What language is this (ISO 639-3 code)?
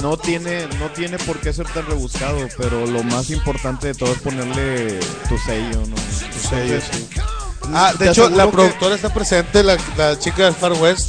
spa